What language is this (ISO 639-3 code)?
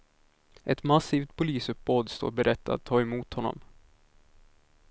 swe